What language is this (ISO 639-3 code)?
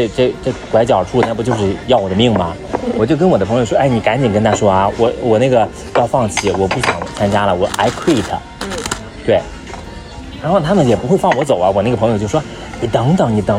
zho